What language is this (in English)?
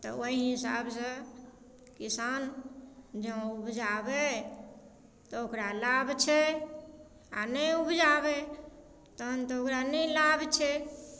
Maithili